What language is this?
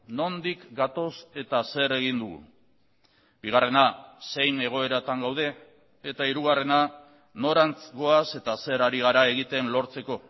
Basque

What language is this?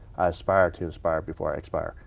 English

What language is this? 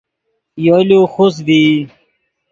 Yidgha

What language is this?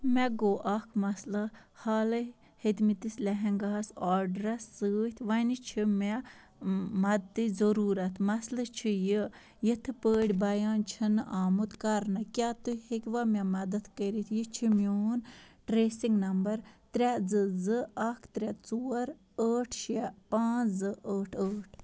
Kashmiri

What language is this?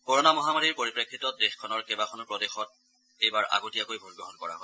Assamese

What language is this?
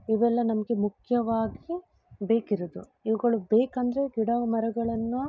Kannada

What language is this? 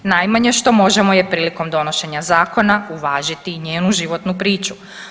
Croatian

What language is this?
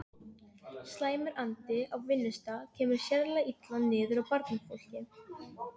Icelandic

